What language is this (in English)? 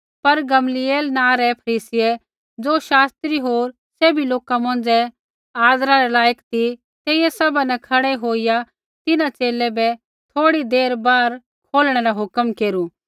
Kullu Pahari